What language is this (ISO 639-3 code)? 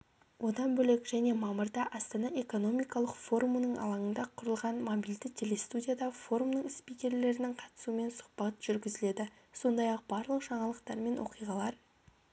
kaz